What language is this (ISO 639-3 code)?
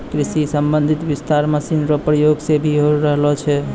mai